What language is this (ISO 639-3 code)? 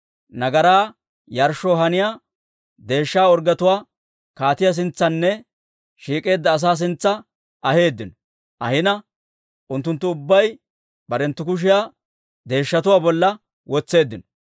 dwr